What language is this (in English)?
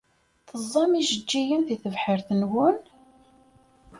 Kabyle